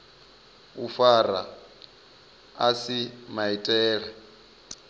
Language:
Venda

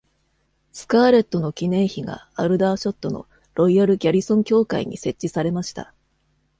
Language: Japanese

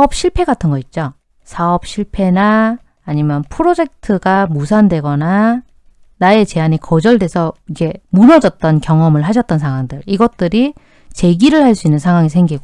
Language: Korean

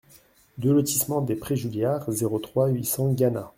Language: French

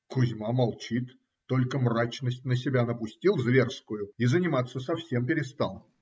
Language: Russian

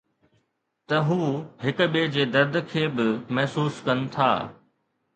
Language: Sindhi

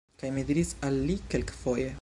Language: Esperanto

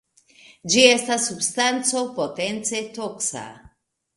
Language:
Esperanto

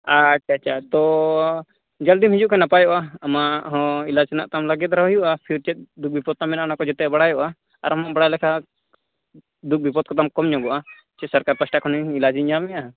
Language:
Santali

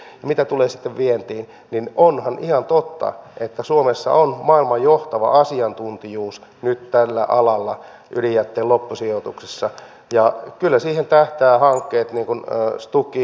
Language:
Finnish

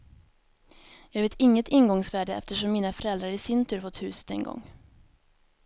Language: Swedish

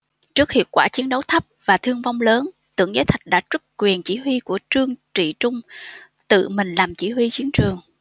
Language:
Vietnamese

